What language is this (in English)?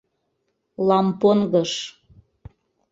Mari